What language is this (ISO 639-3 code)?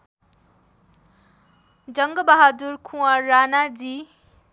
nep